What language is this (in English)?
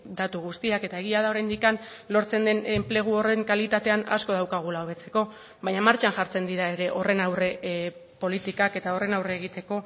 Basque